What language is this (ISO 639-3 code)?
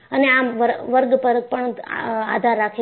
guj